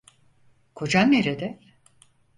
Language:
Turkish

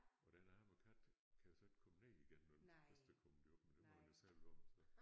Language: Danish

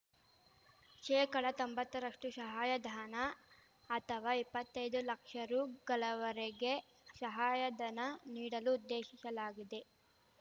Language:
Kannada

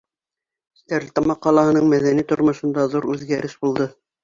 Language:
Bashkir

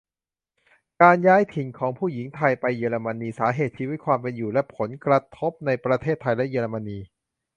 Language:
Thai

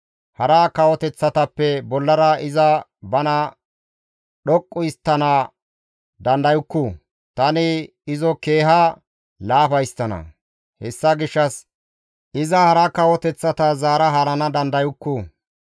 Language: Gamo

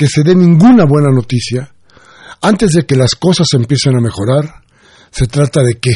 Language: Spanish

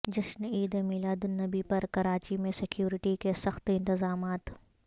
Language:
Urdu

